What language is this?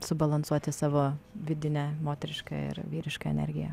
Lithuanian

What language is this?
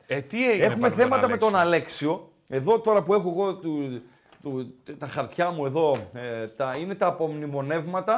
Greek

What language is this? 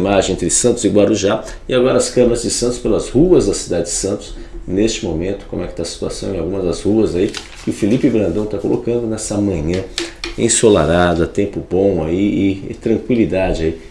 Portuguese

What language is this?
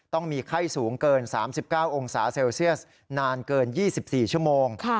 Thai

